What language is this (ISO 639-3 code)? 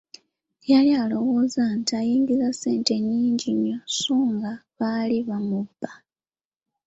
lug